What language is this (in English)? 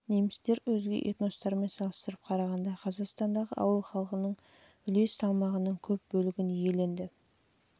Kazakh